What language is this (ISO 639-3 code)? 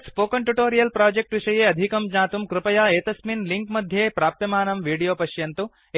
san